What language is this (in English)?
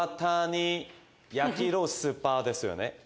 Japanese